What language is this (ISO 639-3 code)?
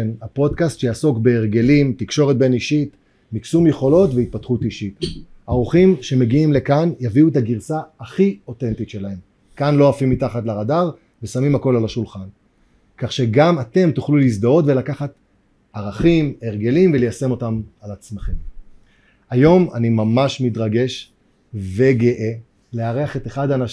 heb